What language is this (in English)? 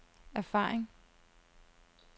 Danish